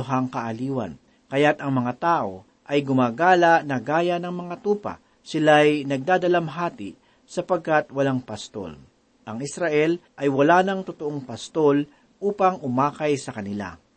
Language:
Filipino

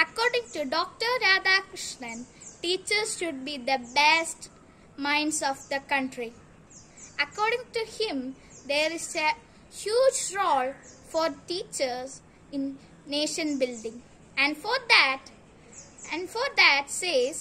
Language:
English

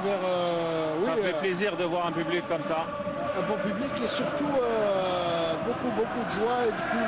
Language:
French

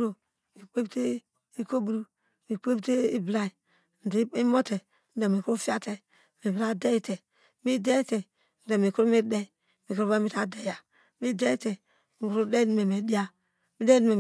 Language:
Degema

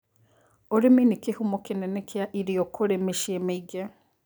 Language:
Kikuyu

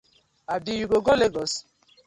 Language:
Nigerian Pidgin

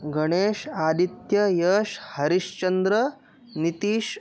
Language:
Sanskrit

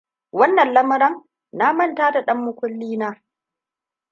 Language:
Hausa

